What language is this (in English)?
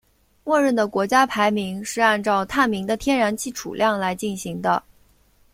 Chinese